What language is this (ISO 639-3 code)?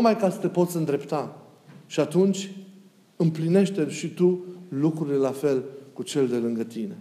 ron